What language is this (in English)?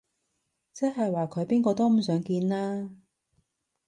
Cantonese